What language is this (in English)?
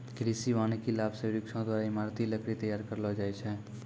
Maithili